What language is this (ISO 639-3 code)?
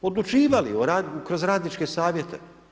hrv